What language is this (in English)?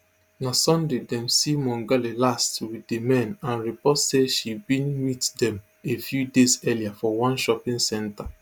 Nigerian Pidgin